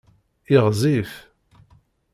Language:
Kabyle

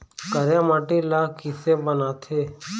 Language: Chhattisgarhi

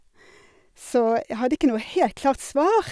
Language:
Norwegian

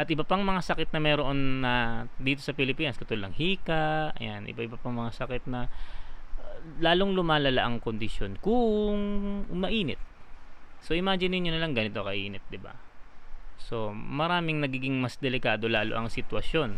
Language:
Filipino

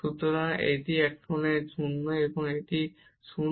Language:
Bangla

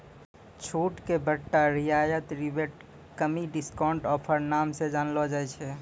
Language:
Maithili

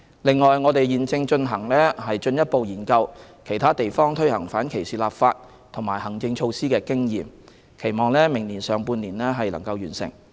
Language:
Cantonese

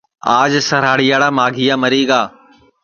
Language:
Sansi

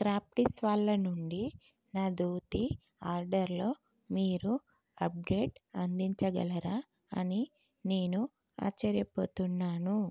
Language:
Telugu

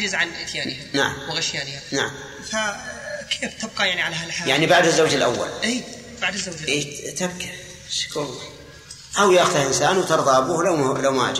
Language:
Arabic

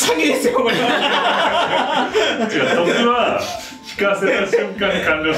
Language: Japanese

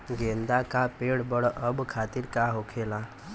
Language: Bhojpuri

